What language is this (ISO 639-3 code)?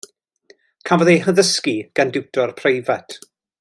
cym